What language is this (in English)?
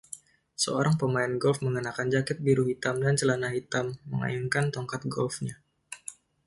Indonesian